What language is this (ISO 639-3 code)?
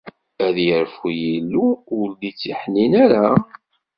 kab